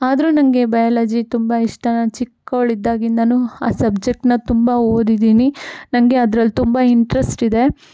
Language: Kannada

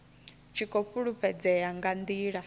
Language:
Venda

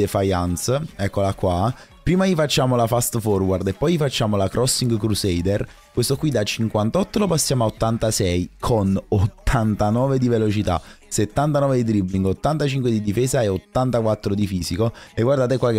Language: Italian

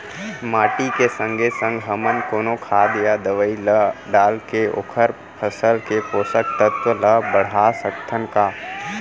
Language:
Chhattisgarhi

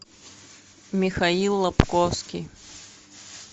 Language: Russian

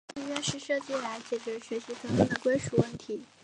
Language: Chinese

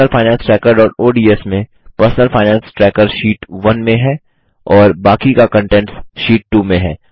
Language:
Hindi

